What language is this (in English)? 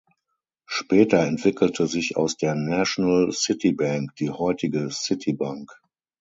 German